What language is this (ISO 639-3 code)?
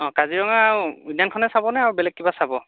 asm